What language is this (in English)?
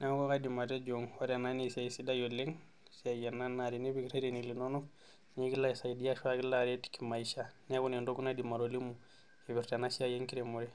Masai